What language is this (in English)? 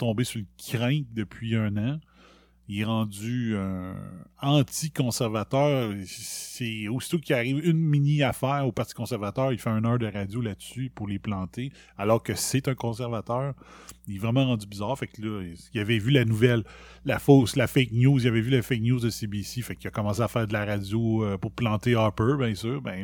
French